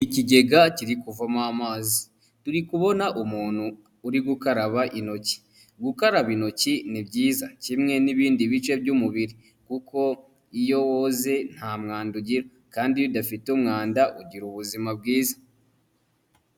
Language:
Kinyarwanda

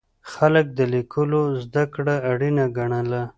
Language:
Pashto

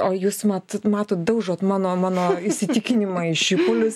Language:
Lithuanian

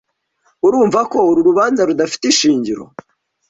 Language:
Kinyarwanda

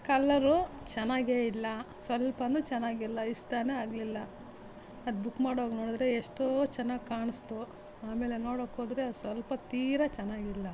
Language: Kannada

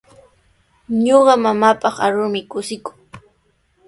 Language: Sihuas Ancash Quechua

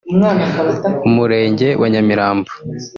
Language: Kinyarwanda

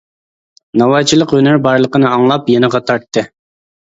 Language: Uyghur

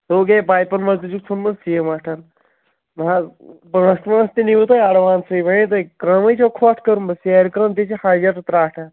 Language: Kashmiri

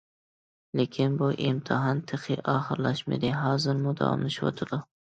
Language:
Uyghur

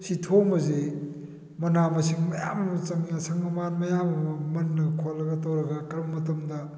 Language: Manipuri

